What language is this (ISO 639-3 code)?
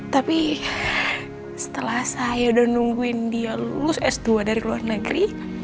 ind